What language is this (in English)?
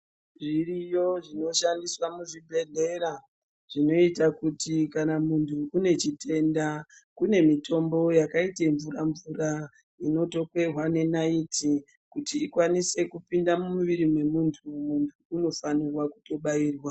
Ndau